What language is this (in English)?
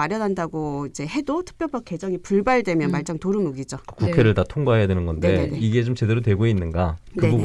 Korean